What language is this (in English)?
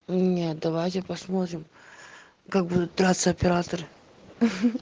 Russian